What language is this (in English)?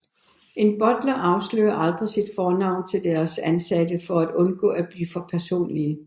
Danish